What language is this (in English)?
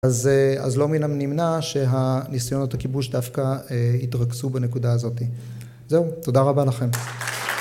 Hebrew